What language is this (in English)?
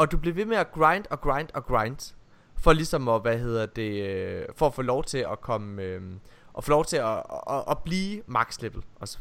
Danish